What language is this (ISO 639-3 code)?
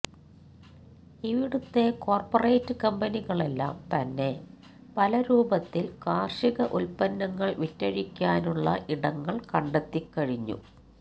mal